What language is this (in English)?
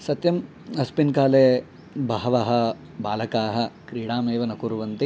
Sanskrit